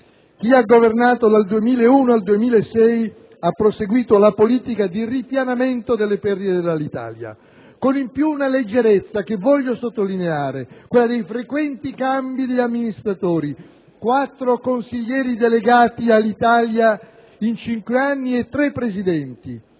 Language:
Italian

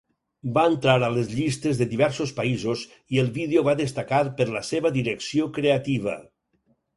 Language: Catalan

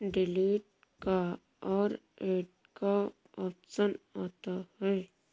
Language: Hindi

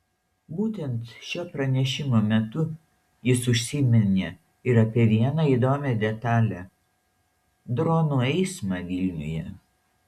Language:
Lithuanian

